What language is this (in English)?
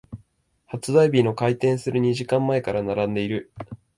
Japanese